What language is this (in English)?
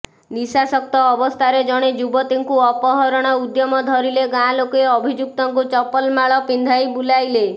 Odia